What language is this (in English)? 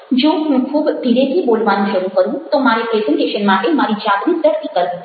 Gujarati